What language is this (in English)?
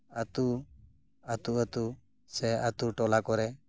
Santali